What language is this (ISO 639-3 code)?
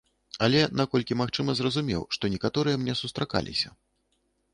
bel